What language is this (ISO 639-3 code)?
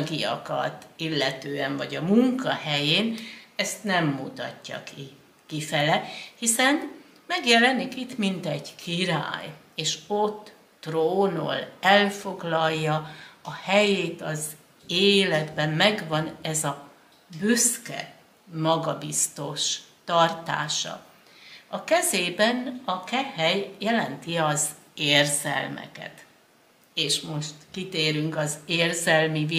hun